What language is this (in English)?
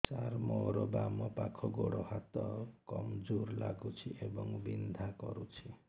Odia